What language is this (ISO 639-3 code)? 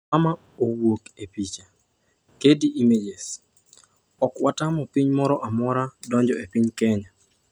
luo